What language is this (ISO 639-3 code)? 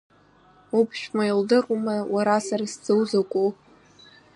abk